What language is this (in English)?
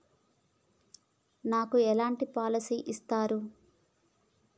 Telugu